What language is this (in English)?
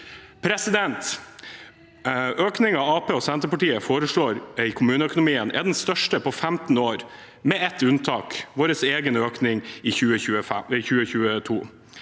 Norwegian